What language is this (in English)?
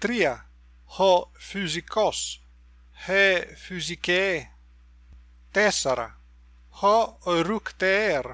Greek